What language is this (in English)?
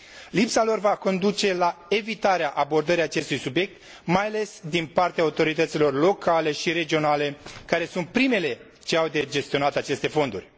Romanian